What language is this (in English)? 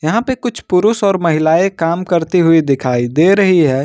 Hindi